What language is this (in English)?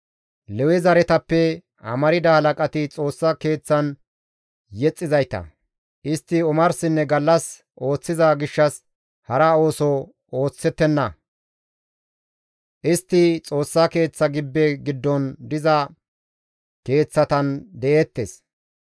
Gamo